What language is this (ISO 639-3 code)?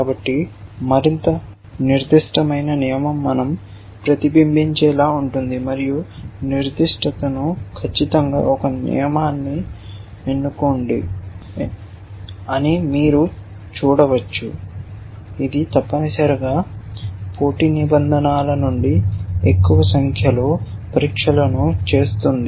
tel